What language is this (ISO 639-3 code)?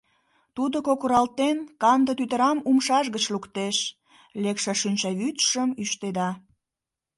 chm